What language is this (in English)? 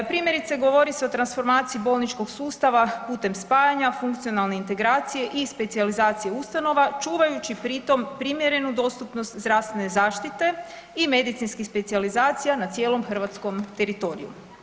Croatian